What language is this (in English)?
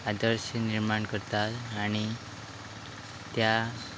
Konkani